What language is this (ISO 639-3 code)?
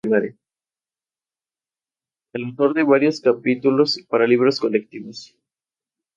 spa